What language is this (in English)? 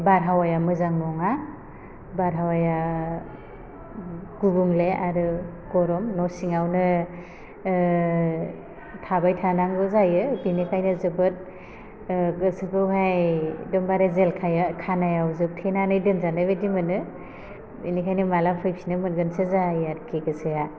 Bodo